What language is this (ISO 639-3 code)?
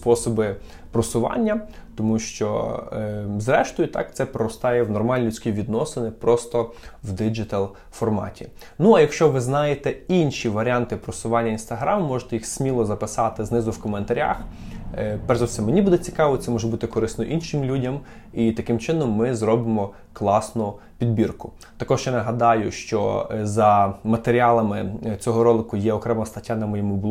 ukr